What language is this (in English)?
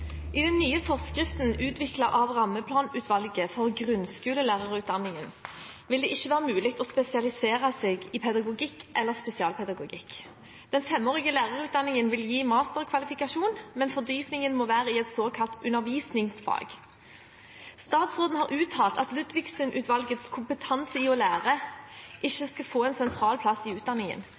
Norwegian Bokmål